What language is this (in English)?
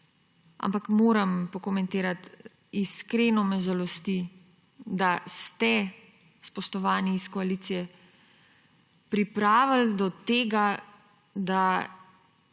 Slovenian